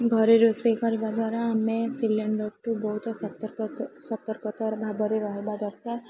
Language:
Odia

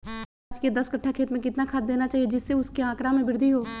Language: Magahi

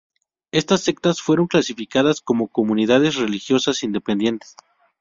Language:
Spanish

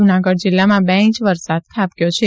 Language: Gujarati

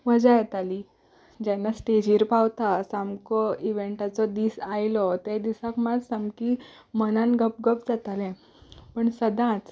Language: Konkani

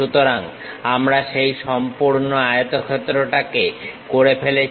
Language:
Bangla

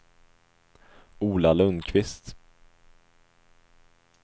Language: Swedish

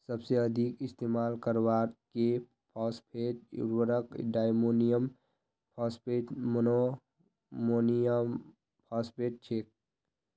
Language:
Magahi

